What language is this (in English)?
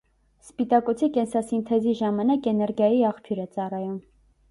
Armenian